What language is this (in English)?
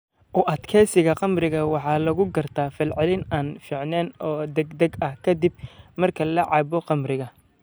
Somali